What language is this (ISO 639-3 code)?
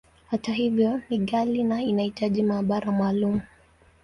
swa